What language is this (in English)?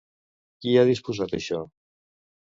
Catalan